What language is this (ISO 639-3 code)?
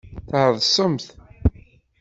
kab